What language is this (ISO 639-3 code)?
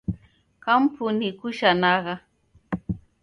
dav